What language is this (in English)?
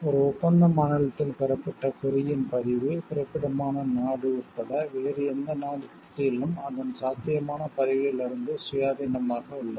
Tamil